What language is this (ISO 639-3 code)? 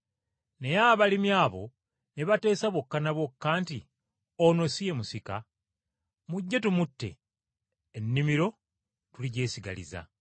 lug